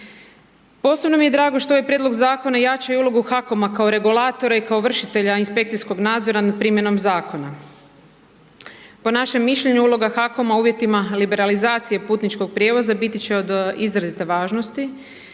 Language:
Croatian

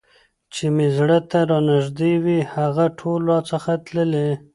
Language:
Pashto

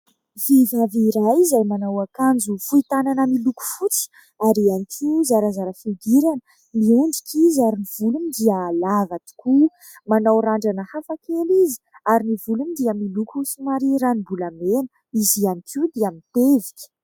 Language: Malagasy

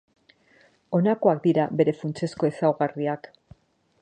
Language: Basque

